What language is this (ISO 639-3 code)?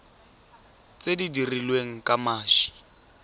tsn